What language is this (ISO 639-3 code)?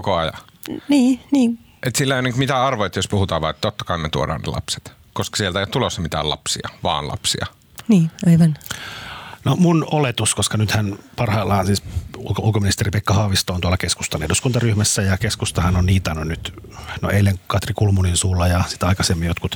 fin